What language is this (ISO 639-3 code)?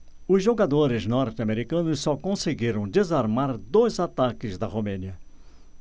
por